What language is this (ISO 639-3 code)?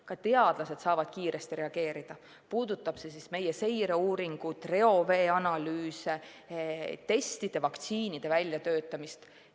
est